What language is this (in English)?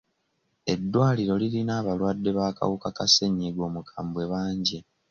Ganda